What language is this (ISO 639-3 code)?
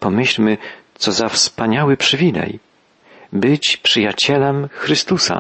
pol